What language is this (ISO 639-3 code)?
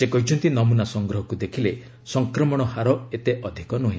ori